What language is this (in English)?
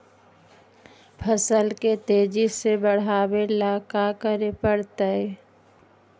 Magahi